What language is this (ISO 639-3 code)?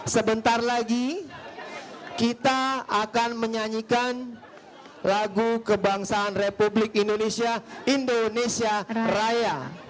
ind